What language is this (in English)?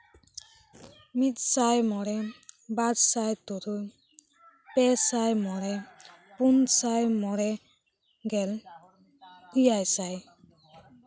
Santali